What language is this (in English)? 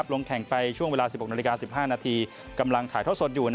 Thai